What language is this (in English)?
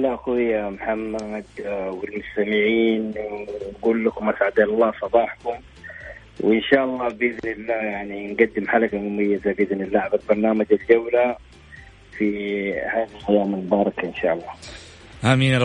Arabic